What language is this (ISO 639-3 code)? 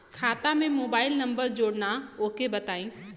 bho